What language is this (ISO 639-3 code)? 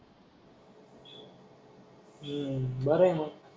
mar